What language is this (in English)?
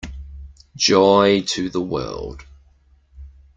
English